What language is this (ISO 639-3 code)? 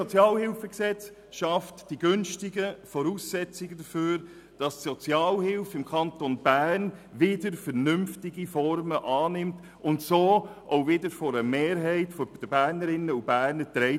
gsw